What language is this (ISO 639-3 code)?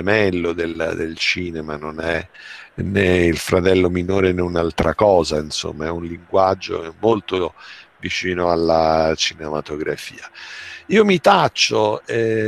ita